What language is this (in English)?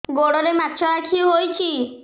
Odia